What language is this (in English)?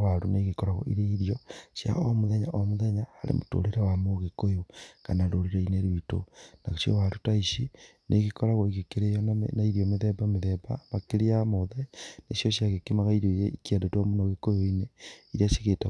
Kikuyu